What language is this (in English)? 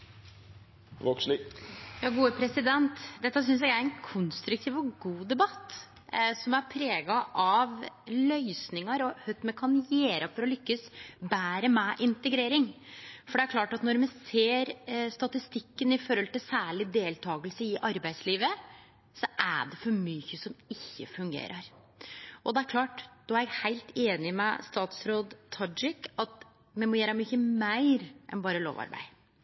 Norwegian Nynorsk